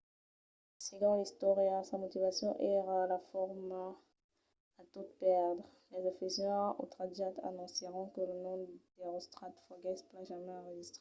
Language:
Occitan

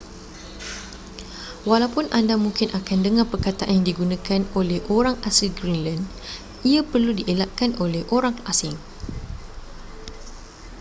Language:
Malay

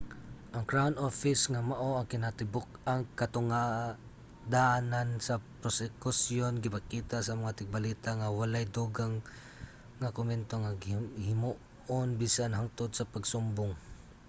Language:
Cebuano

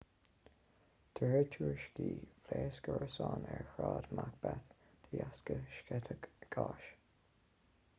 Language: Irish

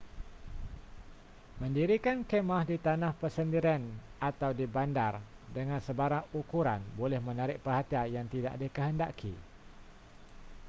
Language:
Malay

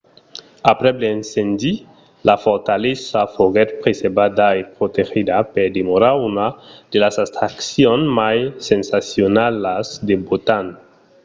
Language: Occitan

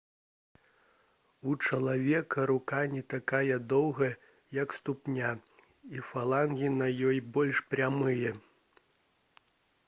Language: Belarusian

